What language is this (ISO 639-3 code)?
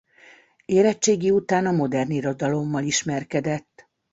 hun